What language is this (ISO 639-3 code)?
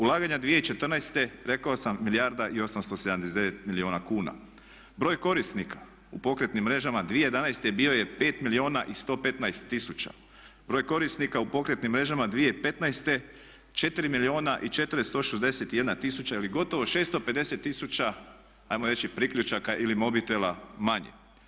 hrv